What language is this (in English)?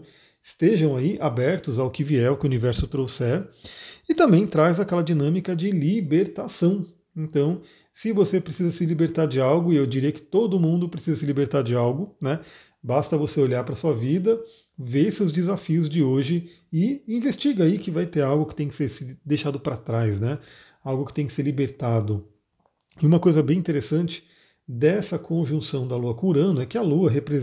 Portuguese